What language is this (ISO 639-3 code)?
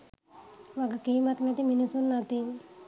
sin